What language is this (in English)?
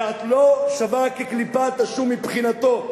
Hebrew